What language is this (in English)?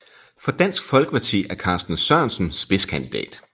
Danish